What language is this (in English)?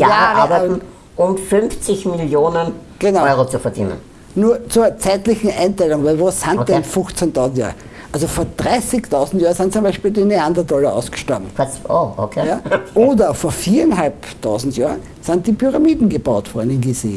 German